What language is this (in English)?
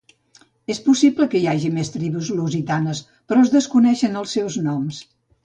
Catalan